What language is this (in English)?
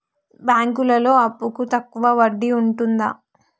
Telugu